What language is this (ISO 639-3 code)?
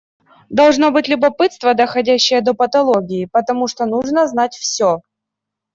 rus